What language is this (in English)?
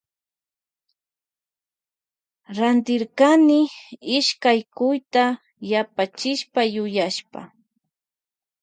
Loja Highland Quichua